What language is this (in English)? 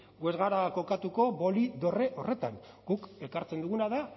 Basque